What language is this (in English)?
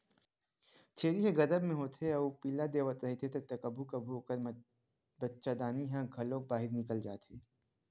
Chhattisgarhi